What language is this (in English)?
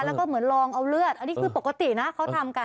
Thai